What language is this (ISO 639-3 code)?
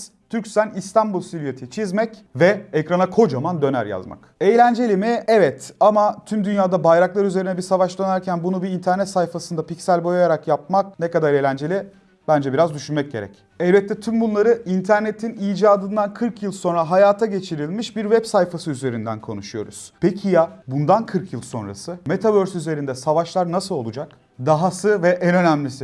tur